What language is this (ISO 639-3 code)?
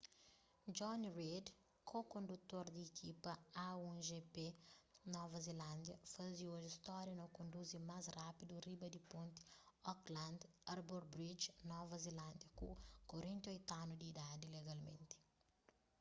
kea